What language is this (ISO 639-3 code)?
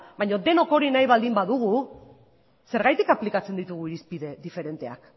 eus